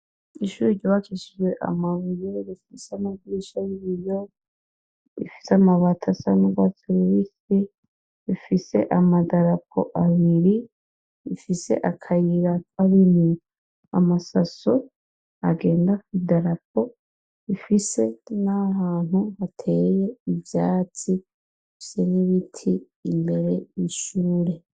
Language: Rundi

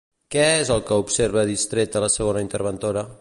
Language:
Catalan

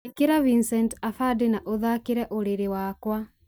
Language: Kikuyu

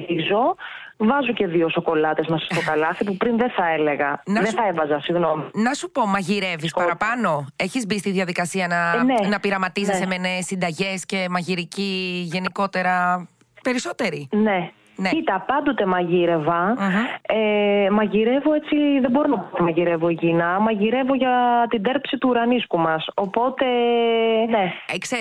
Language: Greek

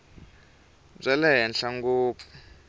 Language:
Tsonga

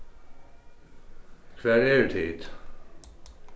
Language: Faroese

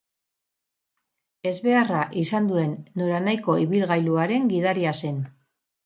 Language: Basque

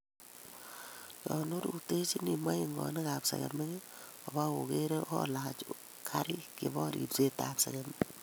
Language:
Kalenjin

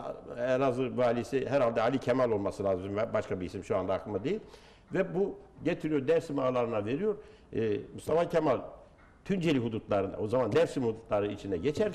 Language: Turkish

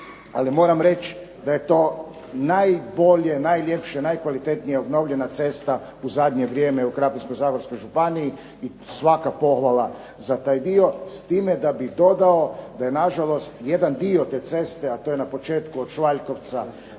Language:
Croatian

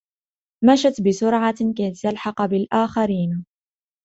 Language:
Arabic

